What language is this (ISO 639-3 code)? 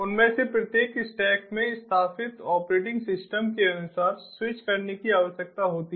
hin